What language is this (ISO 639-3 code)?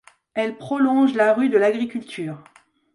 fra